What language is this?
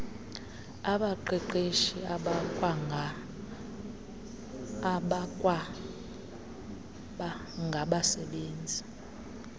Xhosa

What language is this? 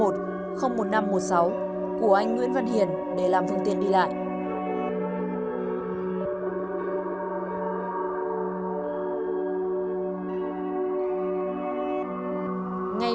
Vietnamese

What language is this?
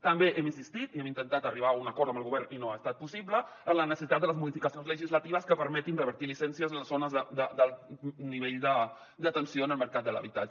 Catalan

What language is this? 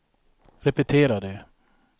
Swedish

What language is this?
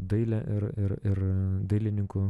Lithuanian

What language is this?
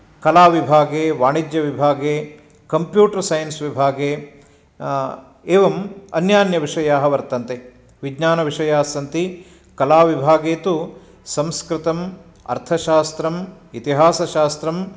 Sanskrit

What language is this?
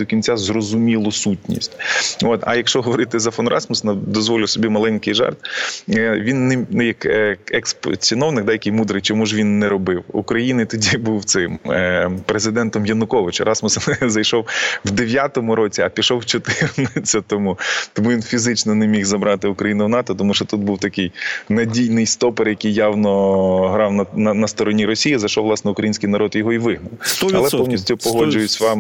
Ukrainian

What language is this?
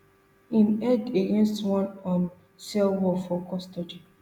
Nigerian Pidgin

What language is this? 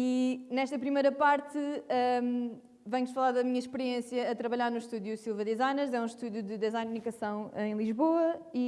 Portuguese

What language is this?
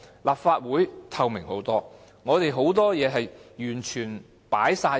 Cantonese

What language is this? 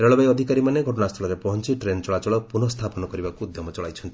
Odia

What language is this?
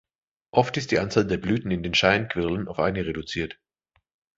German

